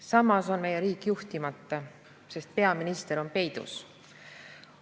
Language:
Estonian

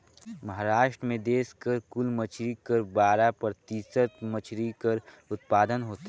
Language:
Chhattisgarhi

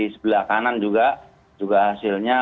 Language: Indonesian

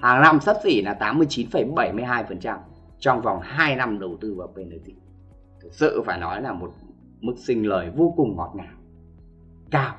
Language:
Vietnamese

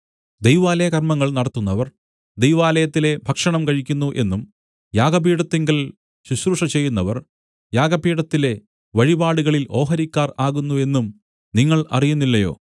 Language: Malayalam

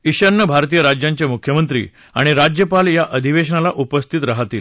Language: Marathi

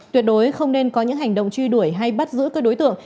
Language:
Vietnamese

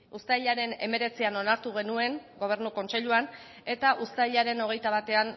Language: Basque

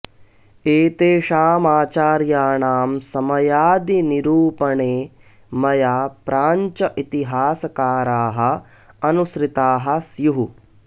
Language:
Sanskrit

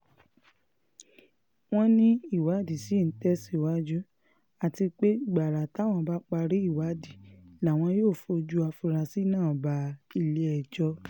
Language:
Yoruba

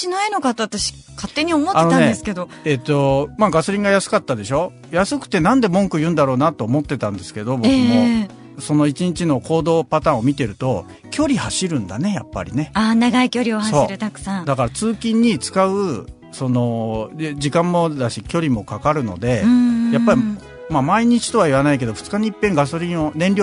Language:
Japanese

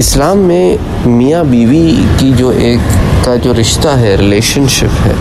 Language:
Hindi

